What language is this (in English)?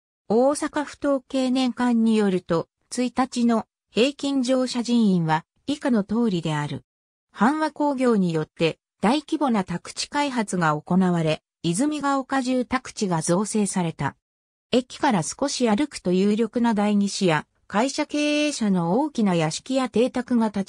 Japanese